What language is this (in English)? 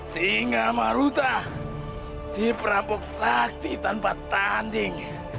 Indonesian